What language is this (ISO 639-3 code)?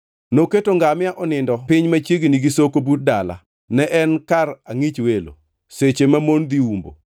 luo